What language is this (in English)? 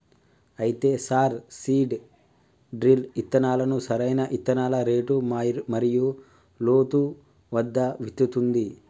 Telugu